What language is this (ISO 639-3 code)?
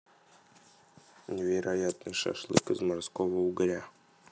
rus